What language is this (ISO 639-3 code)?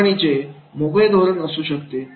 mar